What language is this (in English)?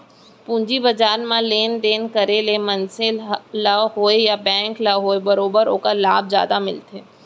Chhattisgarhi